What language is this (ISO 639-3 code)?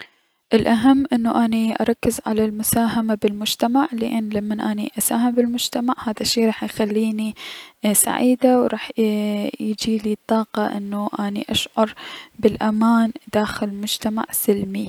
acm